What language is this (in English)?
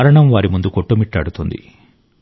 Telugu